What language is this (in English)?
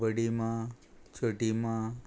Konkani